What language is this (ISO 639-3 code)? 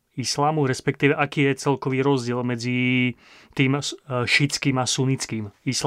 slk